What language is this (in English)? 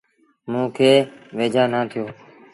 Sindhi Bhil